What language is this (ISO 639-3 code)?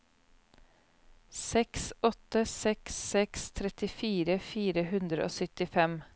nor